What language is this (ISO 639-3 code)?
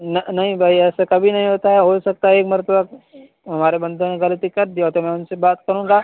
urd